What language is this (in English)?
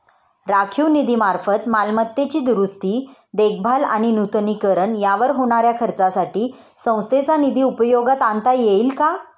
Marathi